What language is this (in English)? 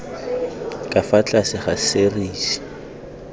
Tswana